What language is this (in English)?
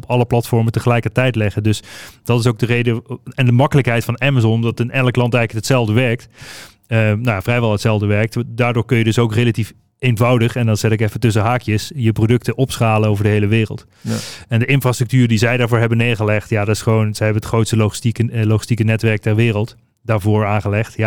Dutch